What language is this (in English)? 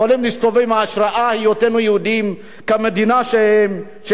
Hebrew